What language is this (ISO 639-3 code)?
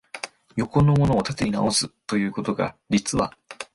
jpn